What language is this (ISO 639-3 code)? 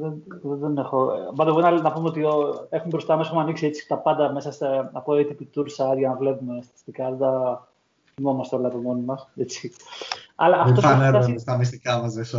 ell